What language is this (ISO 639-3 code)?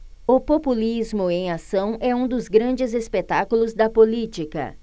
por